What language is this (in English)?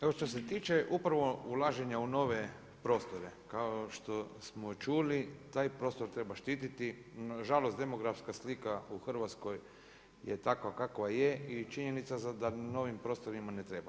Croatian